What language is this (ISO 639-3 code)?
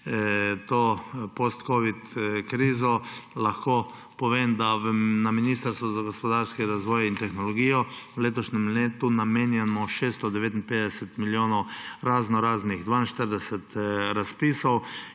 slv